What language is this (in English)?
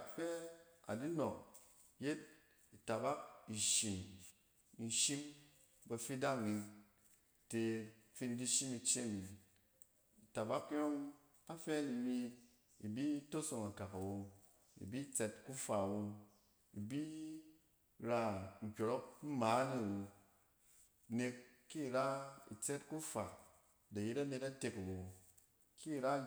Cen